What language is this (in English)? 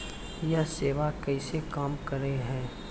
Maithili